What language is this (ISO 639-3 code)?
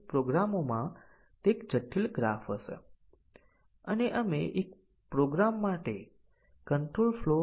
guj